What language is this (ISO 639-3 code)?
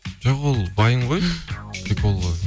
kaz